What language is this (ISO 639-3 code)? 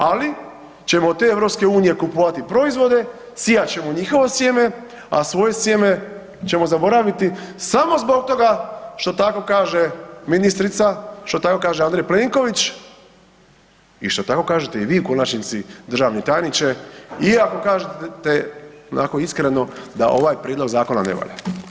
hrv